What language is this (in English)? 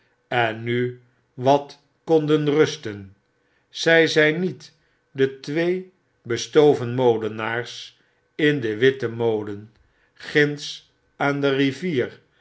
Dutch